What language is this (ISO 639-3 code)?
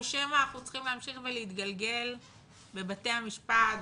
heb